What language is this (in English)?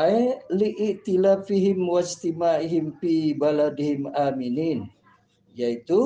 Indonesian